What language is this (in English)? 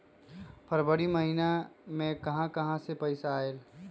Magahi